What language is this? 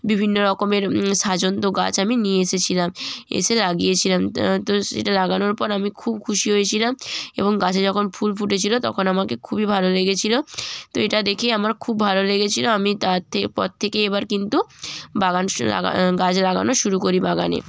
Bangla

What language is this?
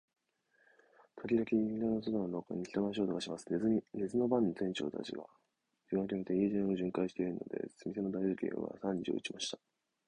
Japanese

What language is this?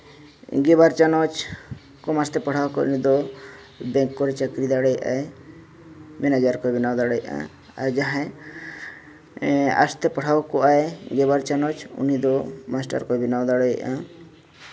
Santali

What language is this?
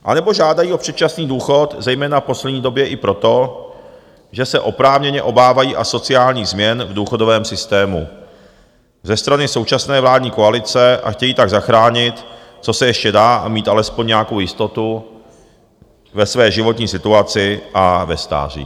Czech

